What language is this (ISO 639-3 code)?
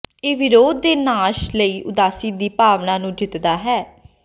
pan